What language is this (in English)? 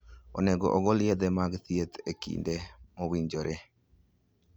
Luo (Kenya and Tanzania)